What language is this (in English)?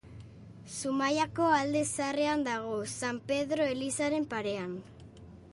Basque